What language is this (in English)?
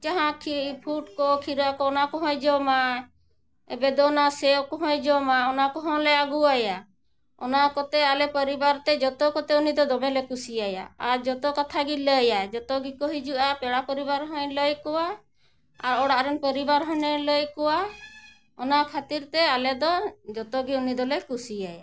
Santali